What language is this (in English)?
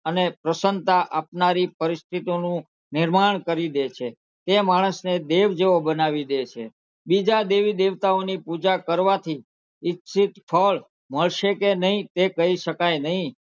Gujarati